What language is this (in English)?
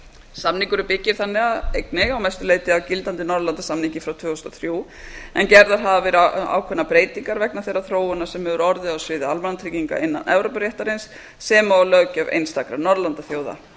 Icelandic